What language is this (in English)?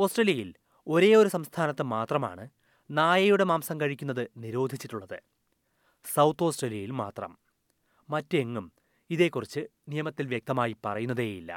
Malayalam